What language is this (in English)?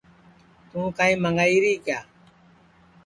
Sansi